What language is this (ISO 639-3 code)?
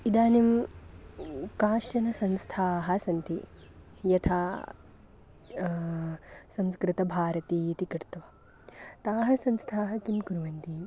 san